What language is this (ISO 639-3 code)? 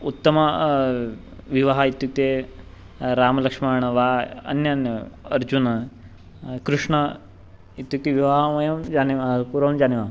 san